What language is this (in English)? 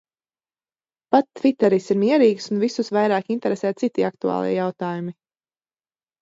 Latvian